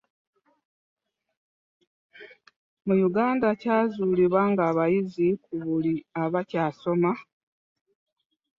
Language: Ganda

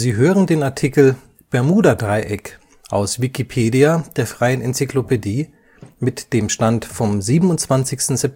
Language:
German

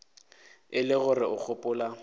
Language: Northern Sotho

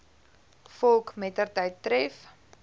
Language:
Afrikaans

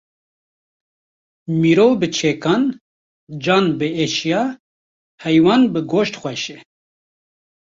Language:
Kurdish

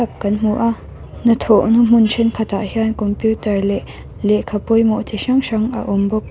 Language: Mizo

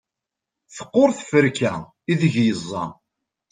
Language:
Kabyle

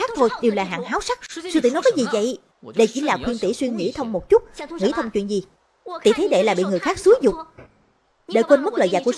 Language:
Vietnamese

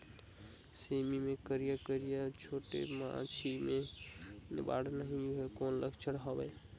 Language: Chhattisgarhi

